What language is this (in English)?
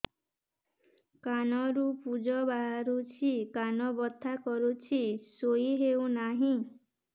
Odia